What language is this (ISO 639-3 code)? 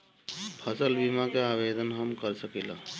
bho